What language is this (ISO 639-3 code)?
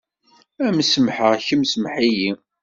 kab